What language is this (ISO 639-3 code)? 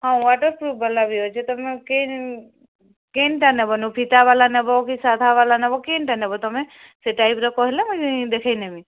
ori